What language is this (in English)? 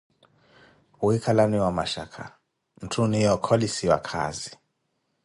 Koti